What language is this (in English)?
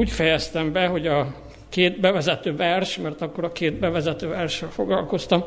Hungarian